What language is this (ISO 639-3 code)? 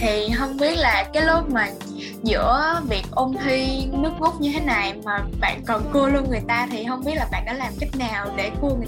vie